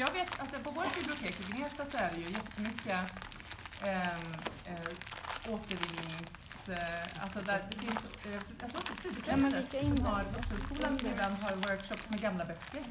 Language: Swedish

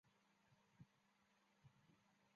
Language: Chinese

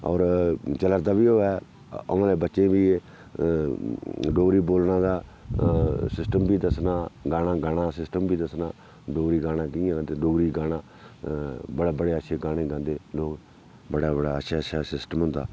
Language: Dogri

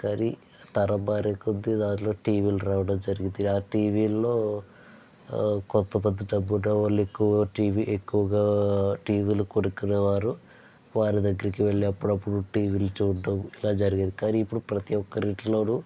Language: Telugu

